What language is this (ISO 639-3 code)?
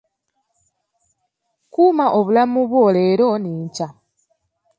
lug